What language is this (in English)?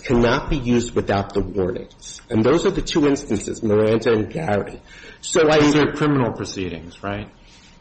English